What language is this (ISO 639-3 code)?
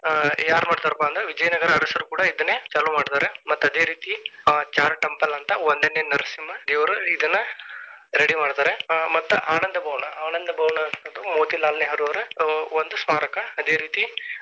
kan